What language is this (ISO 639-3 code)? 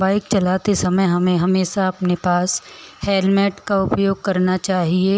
hin